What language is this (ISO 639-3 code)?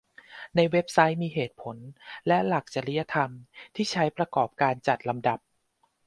tha